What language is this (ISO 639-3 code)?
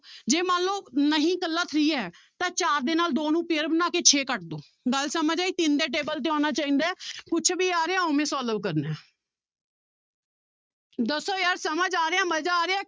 pan